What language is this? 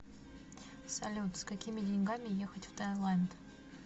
Russian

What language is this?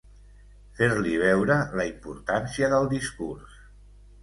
Catalan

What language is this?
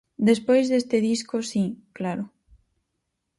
Galician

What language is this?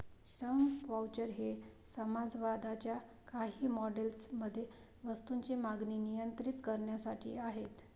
Marathi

